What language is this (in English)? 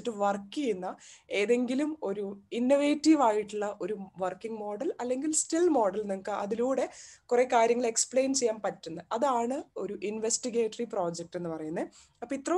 Turkish